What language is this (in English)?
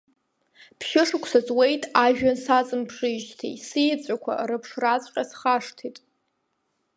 Abkhazian